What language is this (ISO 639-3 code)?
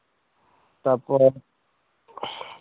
sat